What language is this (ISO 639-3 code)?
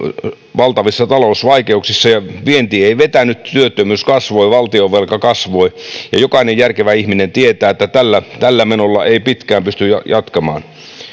fin